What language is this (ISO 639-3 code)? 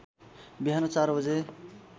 nep